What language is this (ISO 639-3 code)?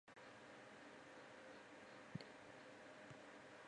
zho